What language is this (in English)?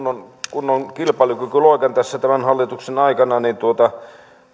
Finnish